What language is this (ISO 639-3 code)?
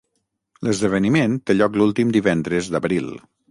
cat